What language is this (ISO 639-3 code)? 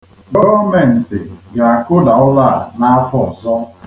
ibo